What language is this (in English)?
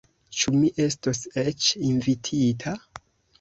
Esperanto